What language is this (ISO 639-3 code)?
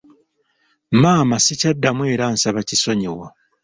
lug